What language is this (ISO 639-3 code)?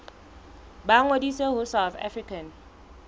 sot